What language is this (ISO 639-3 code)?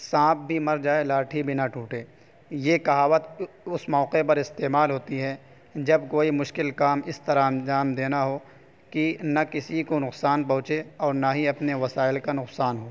urd